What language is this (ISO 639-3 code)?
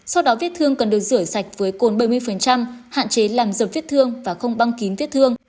vie